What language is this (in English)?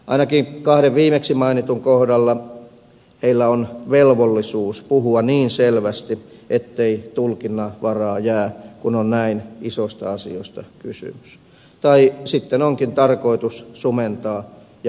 Finnish